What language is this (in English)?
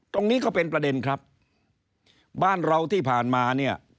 Thai